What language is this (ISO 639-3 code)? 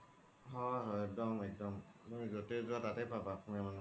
asm